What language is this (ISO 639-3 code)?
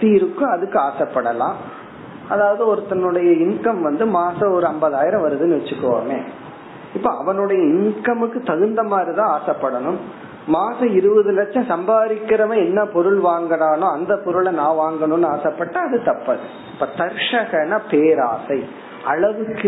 tam